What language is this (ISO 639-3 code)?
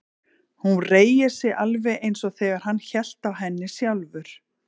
isl